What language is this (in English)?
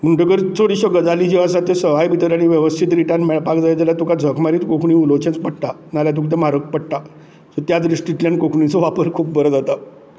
Konkani